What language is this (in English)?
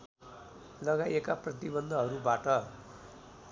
Nepali